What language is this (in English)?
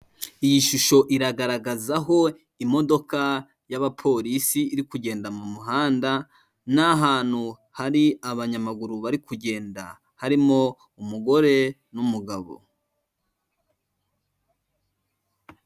Kinyarwanda